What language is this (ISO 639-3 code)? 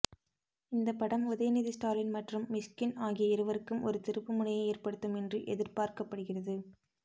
tam